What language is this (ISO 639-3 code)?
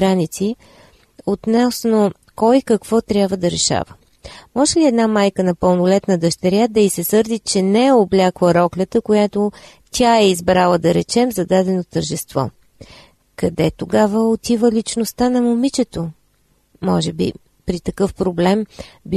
bul